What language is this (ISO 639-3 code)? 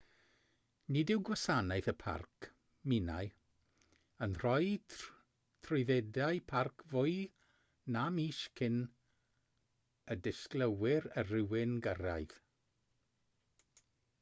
cym